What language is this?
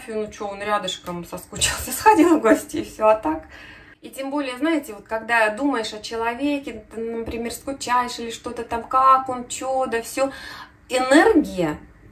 Russian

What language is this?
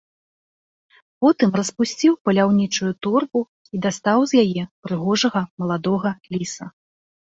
Belarusian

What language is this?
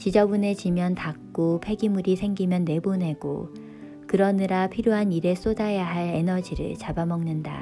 Korean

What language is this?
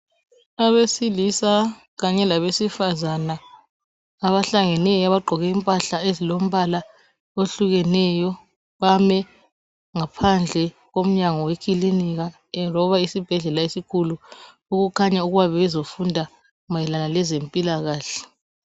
North Ndebele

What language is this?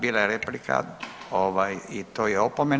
Croatian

